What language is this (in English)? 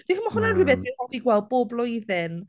Welsh